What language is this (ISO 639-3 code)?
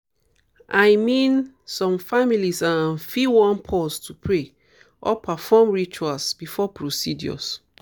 pcm